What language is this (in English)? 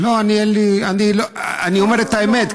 Hebrew